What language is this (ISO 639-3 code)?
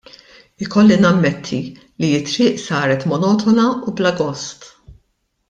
mlt